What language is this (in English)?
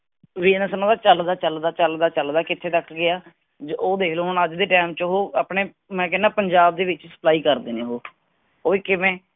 Punjabi